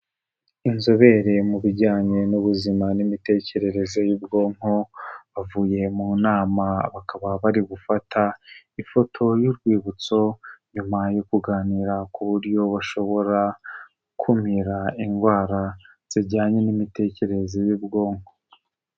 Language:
Kinyarwanda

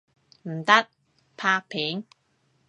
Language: Cantonese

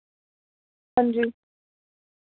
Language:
Dogri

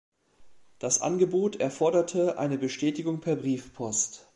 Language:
German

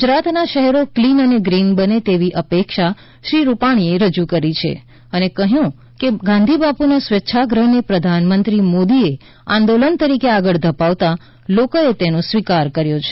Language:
Gujarati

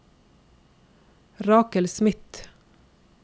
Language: Norwegian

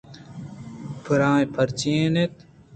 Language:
Eastern Balochi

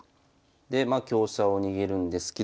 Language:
Japanese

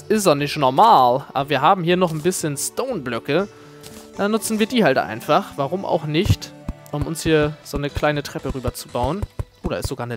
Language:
German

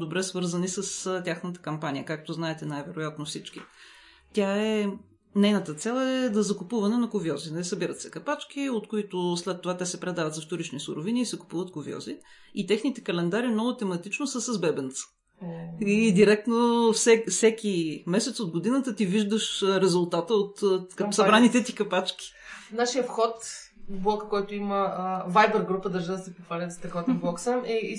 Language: Bulgarian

